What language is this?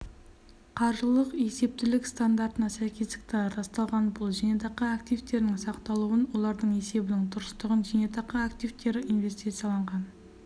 Kazakh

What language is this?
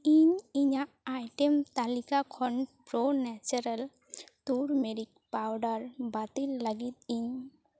Santali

